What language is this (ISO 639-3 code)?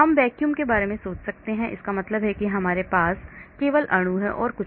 hin